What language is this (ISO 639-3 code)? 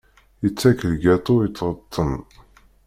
kab